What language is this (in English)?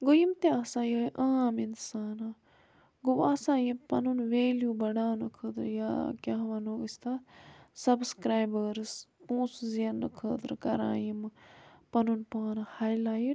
Kashmiri